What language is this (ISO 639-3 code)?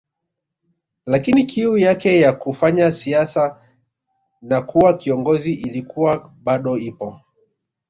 swa